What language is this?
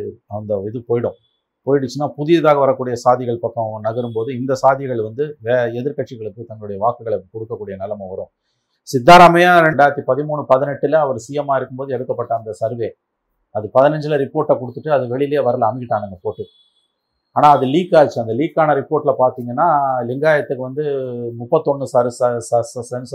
Tamil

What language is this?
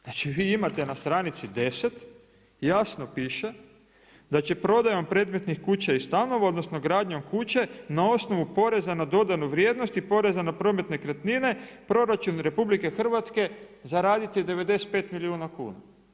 Croatian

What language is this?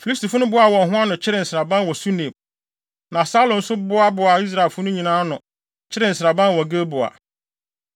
Akan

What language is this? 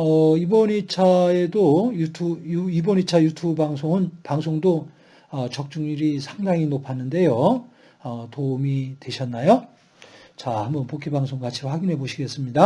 Korean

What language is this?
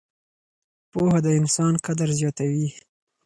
Pashto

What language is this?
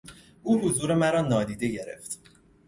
Persian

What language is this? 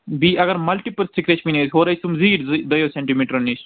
Kashmiri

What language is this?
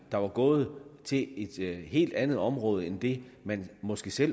Danish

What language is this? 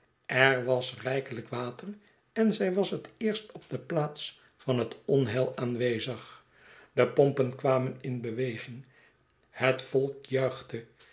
Dutch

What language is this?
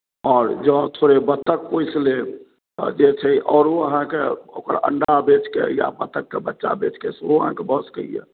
Maithili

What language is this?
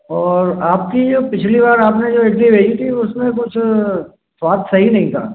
Hindi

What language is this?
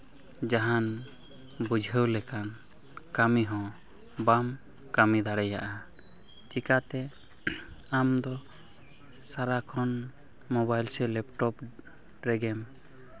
Santali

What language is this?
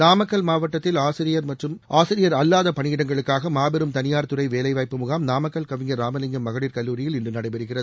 Tamil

